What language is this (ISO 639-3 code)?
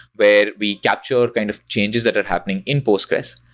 eng